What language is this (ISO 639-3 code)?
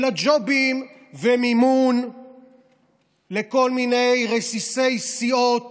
heb